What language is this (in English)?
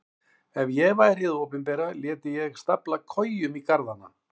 Icelandic